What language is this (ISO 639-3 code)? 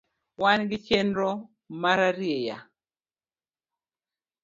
luo